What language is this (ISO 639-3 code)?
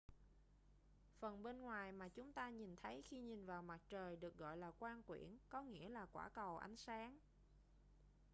vie